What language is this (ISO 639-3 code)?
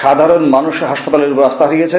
ben